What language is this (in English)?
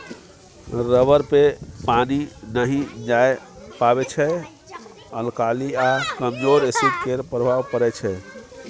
Maithili